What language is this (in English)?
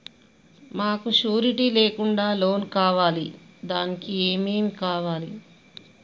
Telugu